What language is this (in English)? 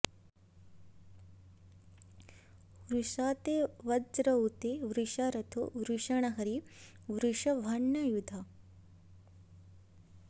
Sanskrit